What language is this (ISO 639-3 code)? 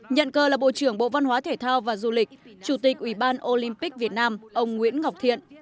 vie